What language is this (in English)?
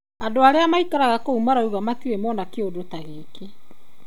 Kikuyu